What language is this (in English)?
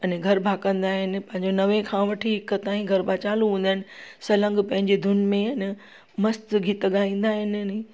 Sindhi